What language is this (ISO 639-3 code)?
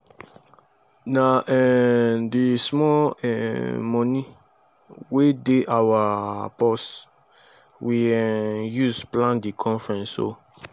pcm